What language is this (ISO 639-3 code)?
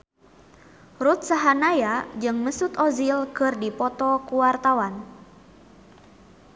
sun